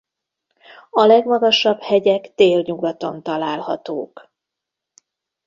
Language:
Hungarian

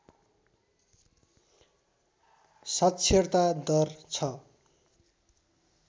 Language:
Nepali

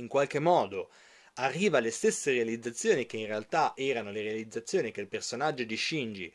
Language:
Italian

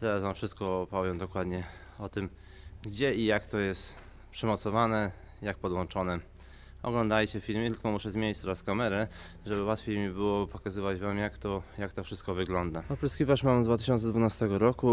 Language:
Polish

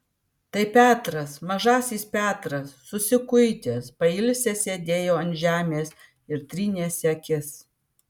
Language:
Lithuanian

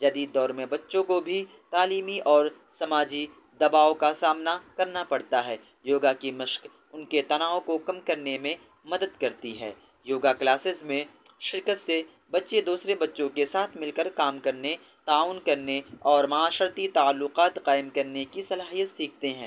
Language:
Urdu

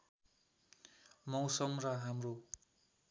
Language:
Nepali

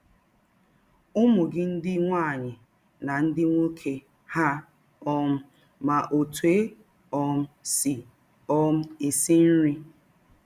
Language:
Igbo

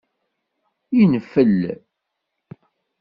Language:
Kabyle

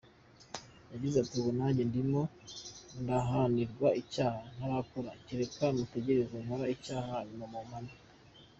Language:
Kinyarwanda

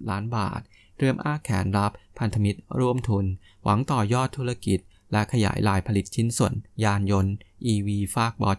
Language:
Thai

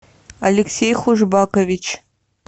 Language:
Russian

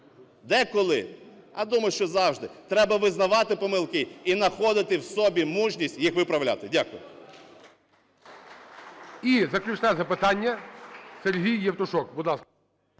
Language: Ukrainian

